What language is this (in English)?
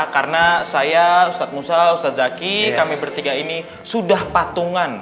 Indonesian